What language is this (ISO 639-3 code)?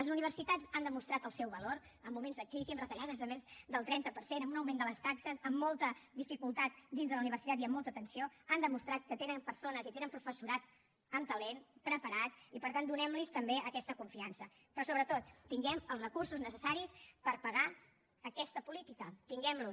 cat